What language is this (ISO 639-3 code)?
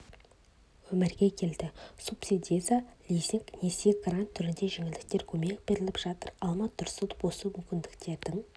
kaz